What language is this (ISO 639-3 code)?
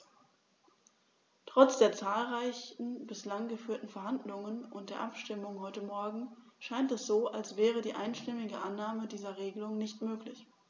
deu